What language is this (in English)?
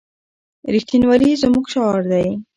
Pashto